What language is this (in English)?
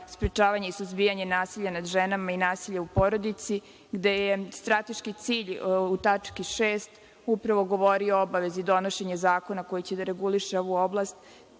Serbian